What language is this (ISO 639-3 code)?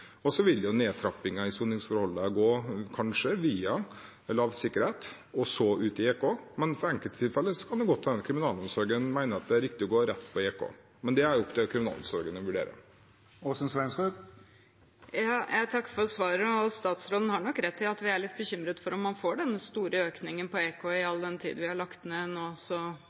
nor